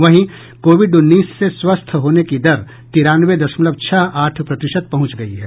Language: Hindi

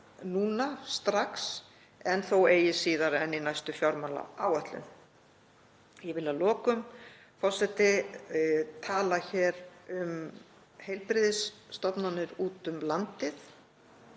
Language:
Icelandic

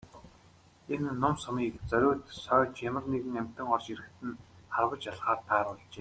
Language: Mongolian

